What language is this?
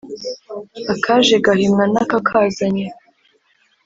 Kinyarwanda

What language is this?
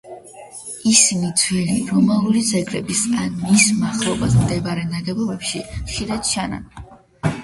Georgian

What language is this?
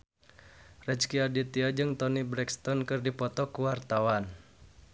Sundanese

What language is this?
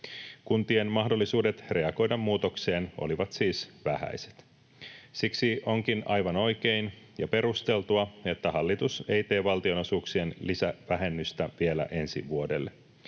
Finnish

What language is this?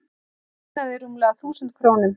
Icelandic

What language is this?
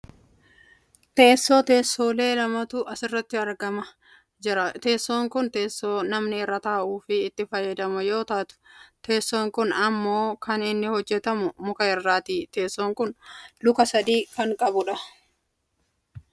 Oromo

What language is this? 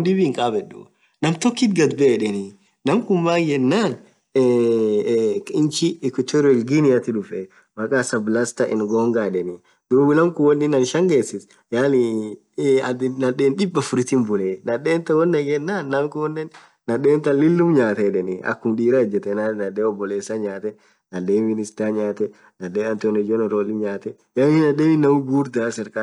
Orma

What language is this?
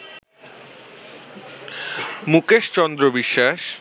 Bangla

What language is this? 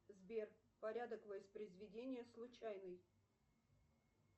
Russian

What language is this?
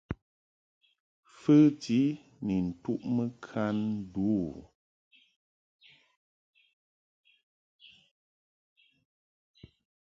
Mungaka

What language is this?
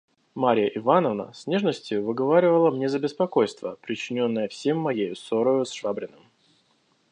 Russian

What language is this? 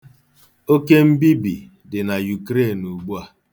Igbo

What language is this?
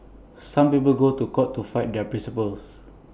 English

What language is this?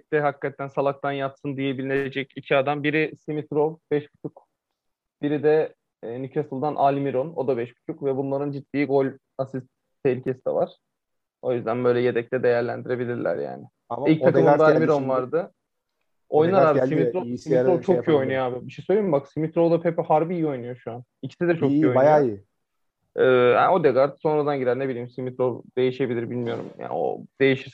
Turkish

